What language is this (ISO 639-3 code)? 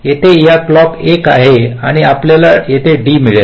mar